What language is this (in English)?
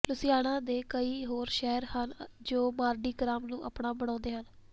Punjabi